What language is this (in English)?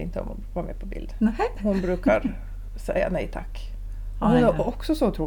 Swedish